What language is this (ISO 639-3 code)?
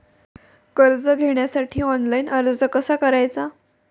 mar